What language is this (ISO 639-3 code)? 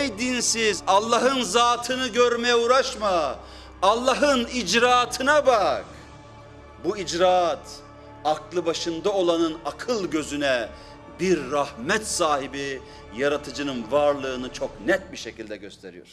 tur